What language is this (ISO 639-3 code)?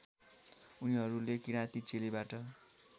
nep